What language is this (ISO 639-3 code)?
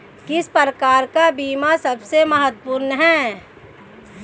hin